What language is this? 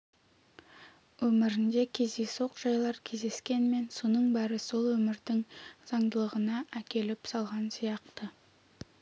Kazakh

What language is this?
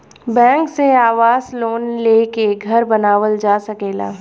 Bhojpuri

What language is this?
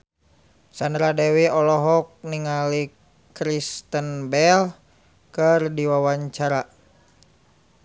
Sundanese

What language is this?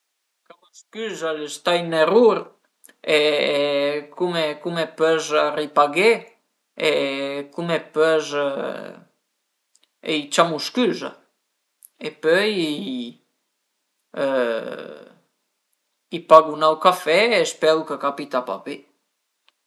Piedmontese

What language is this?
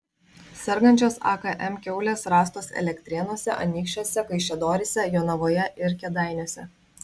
Lithuanian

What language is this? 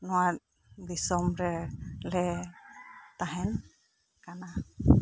Santali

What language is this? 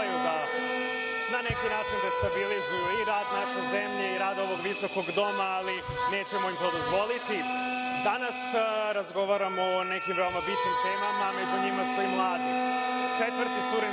Serbian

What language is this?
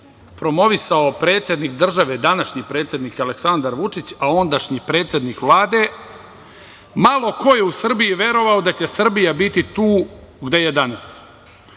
Serbian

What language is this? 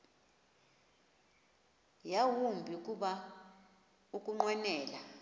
Xhosa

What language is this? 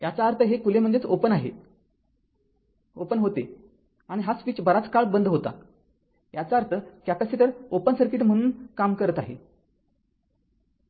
Marathi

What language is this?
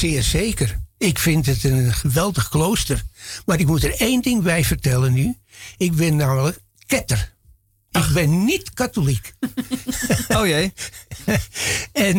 Dutch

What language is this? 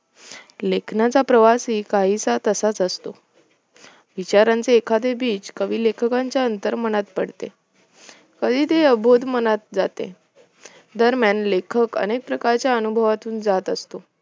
Marathi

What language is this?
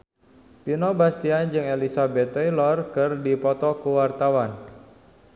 Sundanese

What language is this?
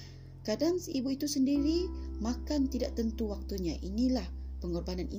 Malay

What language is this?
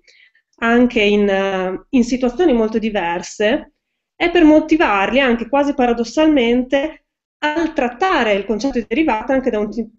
Italian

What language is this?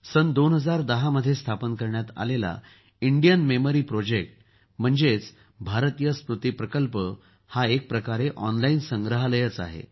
Marathi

